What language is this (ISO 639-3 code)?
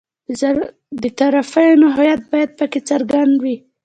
pus